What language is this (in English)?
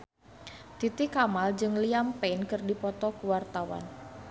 Sundanese